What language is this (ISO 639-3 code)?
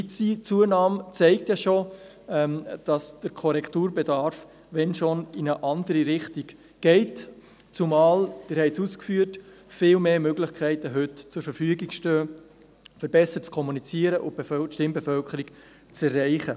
gsw